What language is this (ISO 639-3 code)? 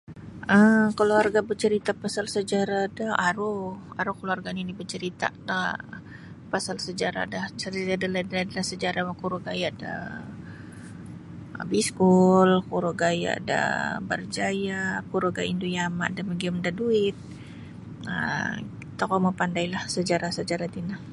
bsy